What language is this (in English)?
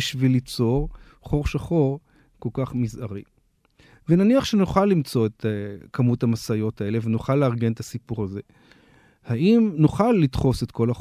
Hebrew